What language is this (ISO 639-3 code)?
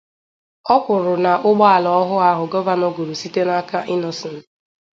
ibo